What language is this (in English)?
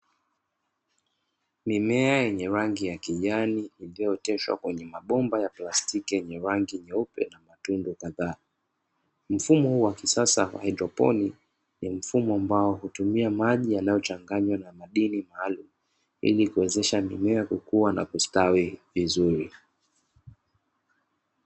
Swahili